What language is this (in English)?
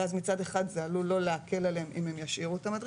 Hebrew